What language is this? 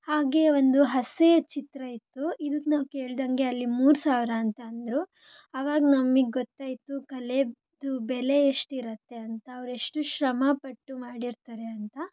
Kannada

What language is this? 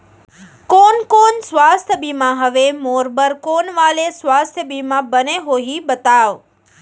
Chhattisgarhi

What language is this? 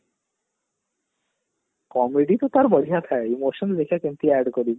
Odia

